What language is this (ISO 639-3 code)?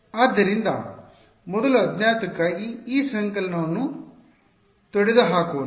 kan